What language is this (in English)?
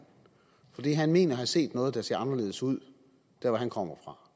Danish